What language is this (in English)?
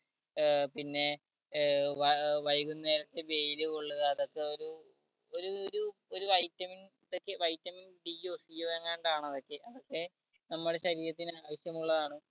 Malayalam